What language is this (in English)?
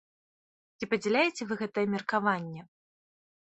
Belarusian